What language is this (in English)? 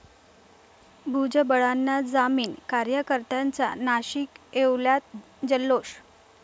Marathi